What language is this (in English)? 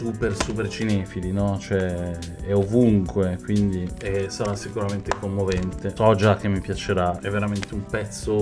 Italian